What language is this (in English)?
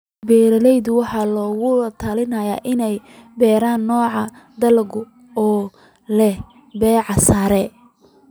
Somali